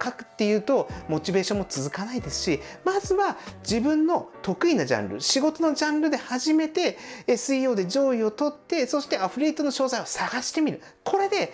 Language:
Japanese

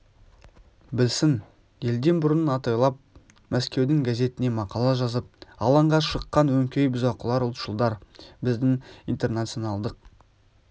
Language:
Kazakh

